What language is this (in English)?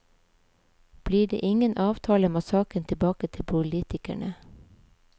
Norwegian